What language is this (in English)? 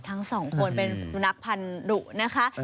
Thai